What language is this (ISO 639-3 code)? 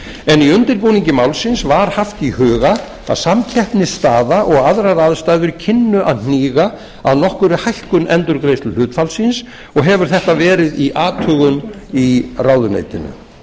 isl